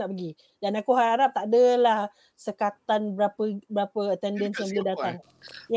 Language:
Malay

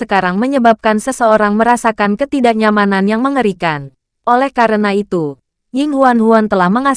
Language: Indonesian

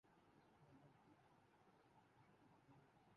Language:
Urdu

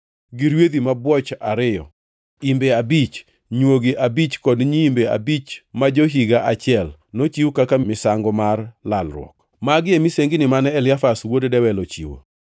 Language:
Luo (Kenya and Tanzania)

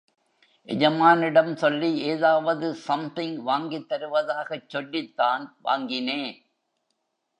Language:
Tamil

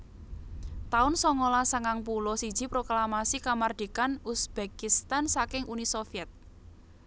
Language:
Javanese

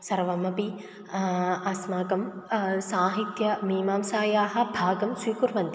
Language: Sanskrit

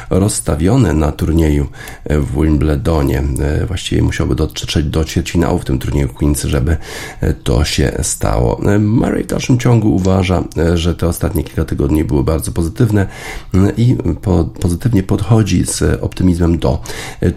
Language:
Polish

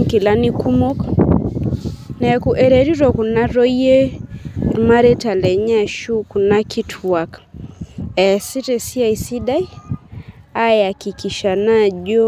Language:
Masai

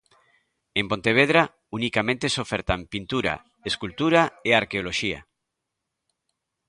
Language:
Galician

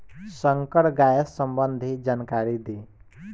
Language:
Bhojpuri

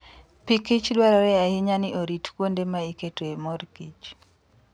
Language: Luo (Kenya and Tanzania)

